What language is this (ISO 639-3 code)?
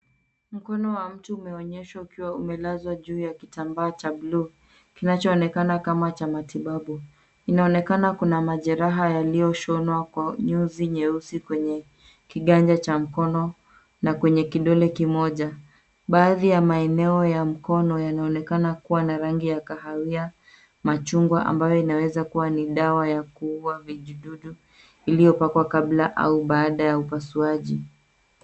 swa